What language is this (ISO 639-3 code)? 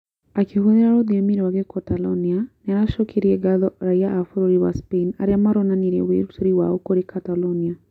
kik